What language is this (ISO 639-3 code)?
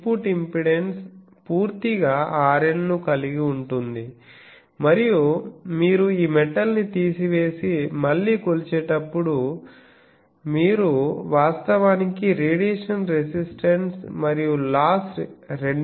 tel